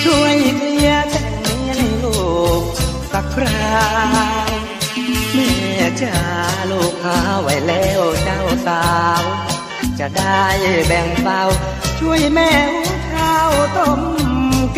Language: Thai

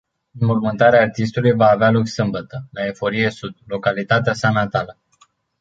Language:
Romanian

